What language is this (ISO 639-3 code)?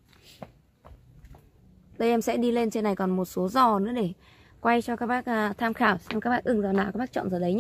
vie